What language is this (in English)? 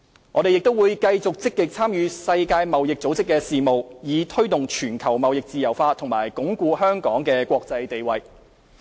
Cantonese